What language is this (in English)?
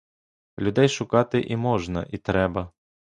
Ukrainian